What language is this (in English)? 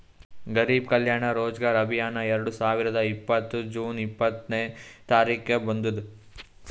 Kannada